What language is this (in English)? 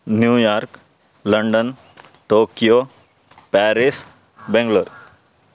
Sanskrit